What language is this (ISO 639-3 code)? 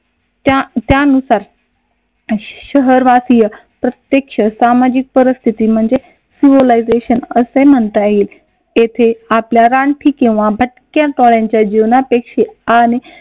mar